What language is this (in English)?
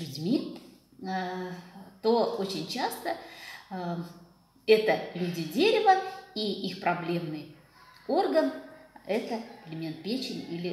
Russian